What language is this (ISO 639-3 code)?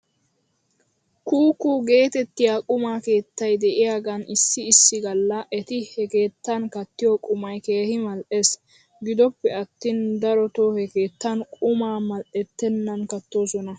wal